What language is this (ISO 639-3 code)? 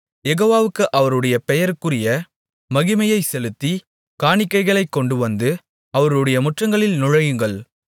tam